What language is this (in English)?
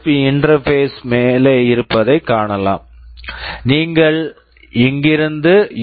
Tamil